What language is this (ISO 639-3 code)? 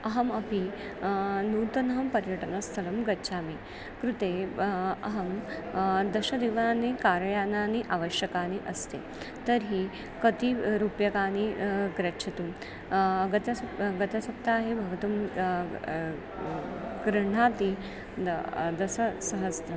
san